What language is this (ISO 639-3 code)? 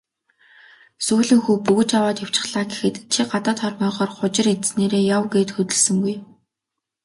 mon